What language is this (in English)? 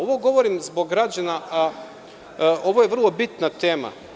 Serbian